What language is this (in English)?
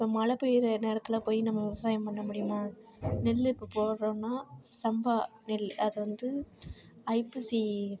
Tamil